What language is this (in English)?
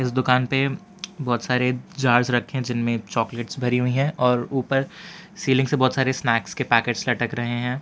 Hindi